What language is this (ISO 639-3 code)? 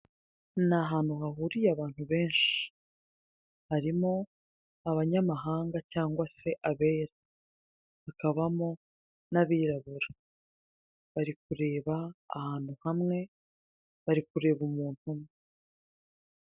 kin